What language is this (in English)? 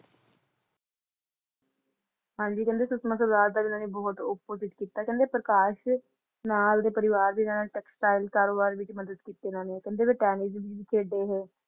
Punjabi